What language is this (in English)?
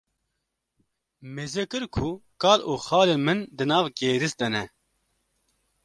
Kurdish